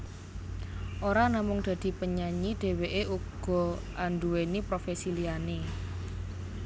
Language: Javanese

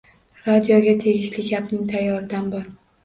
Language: Uzbek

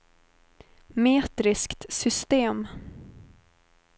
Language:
Swedish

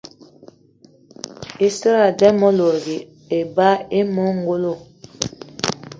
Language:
Eton (Cameroon)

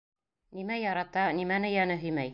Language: Bashkir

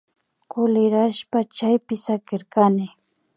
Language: Imbabura Highland Quichua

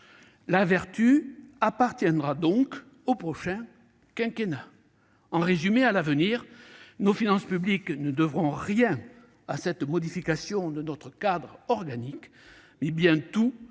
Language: French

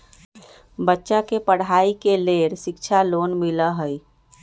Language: Magahi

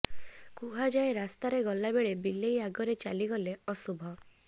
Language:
Odia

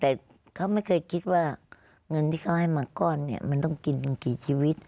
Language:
Thai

